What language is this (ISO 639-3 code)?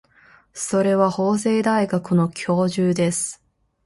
jpn